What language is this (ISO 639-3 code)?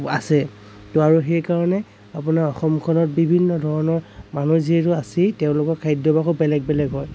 asm